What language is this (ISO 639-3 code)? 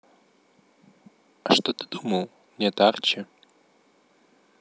rus